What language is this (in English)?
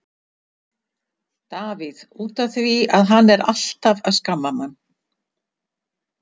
Icelandic